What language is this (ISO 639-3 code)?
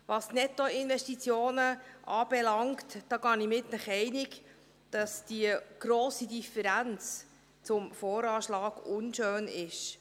gsw